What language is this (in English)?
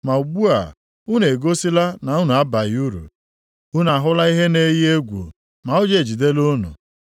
Igbo